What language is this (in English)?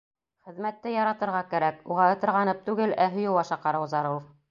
Bashkir